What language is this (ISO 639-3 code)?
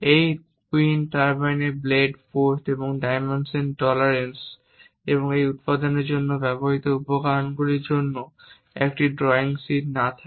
ben